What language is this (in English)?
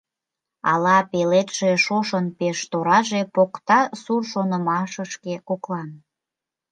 Mari